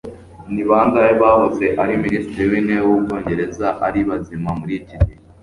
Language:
Kinyarwanda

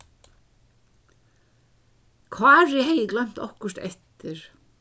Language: Faroese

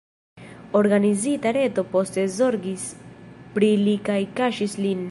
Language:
Esperanto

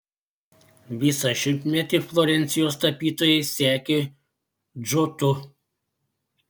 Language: Lithuanian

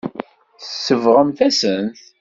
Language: Kabyle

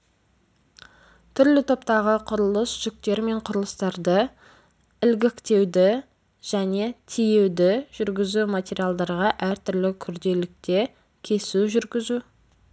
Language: Kazakh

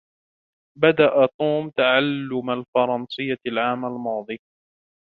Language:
Arabic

